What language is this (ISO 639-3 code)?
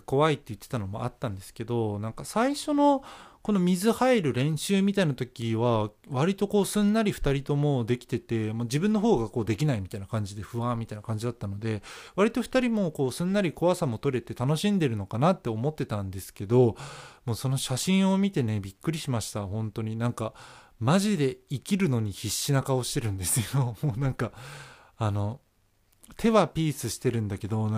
jpn